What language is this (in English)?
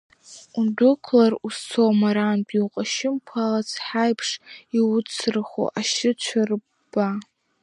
Abkhazian